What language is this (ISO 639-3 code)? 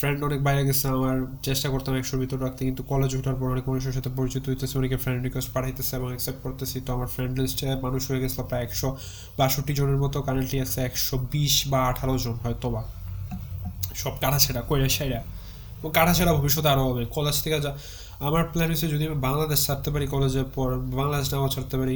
ben